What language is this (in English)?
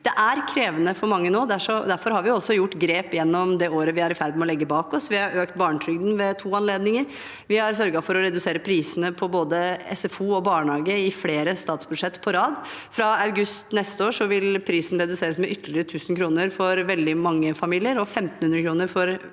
Norwegian